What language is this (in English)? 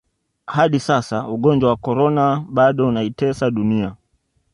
Swahili